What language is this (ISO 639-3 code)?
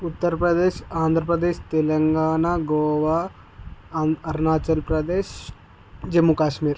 tel